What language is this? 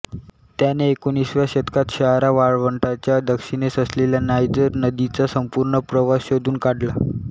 Marathi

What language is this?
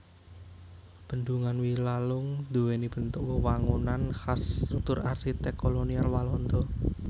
Javanese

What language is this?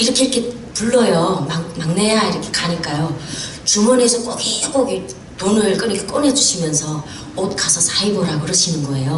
Korean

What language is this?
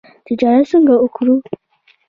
Pashto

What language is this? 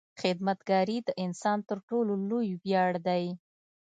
Pashto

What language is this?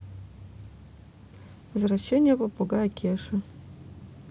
Russian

